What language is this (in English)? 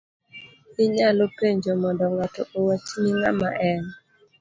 Luo (Kenya and Tanzania)